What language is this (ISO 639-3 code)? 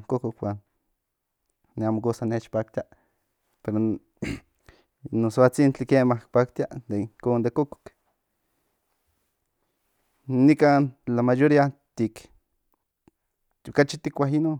nhn